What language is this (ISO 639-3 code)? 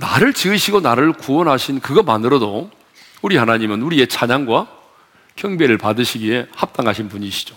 kor